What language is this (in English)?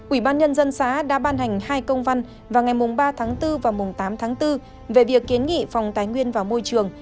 Vietnamese